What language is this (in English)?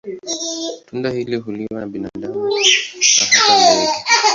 Swahili